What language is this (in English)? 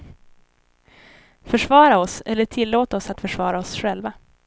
Swedish